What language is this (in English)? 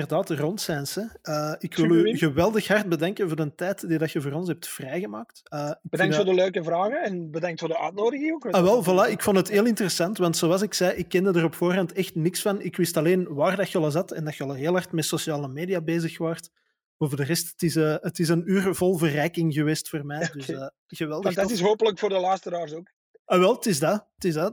Dutch